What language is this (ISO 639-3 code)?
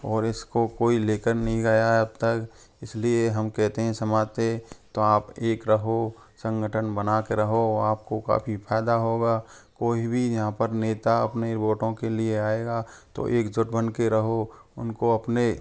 hin